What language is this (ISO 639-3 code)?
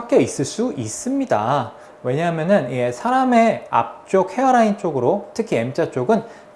kor